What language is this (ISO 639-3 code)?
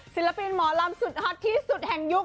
tha